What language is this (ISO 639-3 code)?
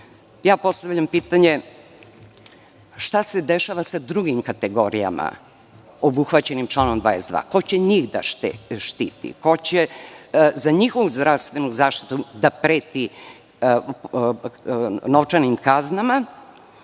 srp